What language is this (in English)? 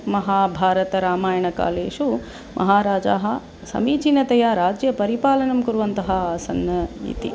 Sanskrit